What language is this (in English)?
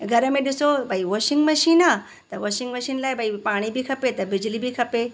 Sindhi